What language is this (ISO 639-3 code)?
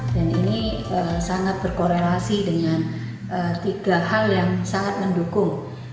ind